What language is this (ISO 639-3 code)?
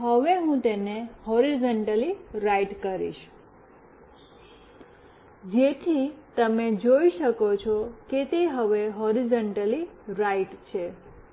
guj